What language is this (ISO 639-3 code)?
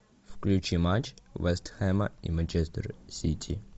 rus